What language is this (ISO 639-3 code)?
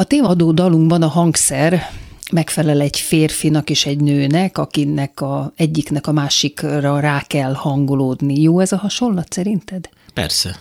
hun